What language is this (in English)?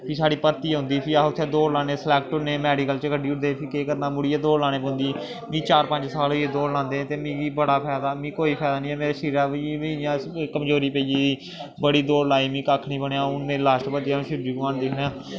Dogri